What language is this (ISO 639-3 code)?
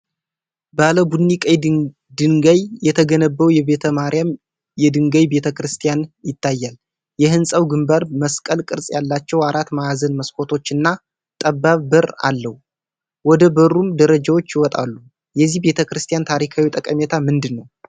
amh